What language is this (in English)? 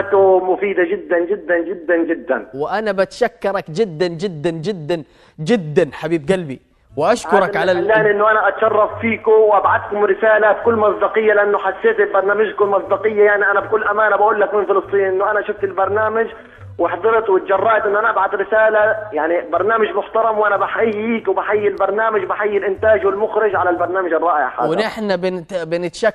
Arabic